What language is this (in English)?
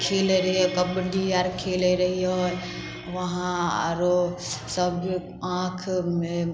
Maithili